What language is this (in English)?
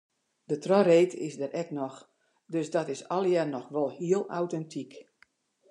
Western Frisian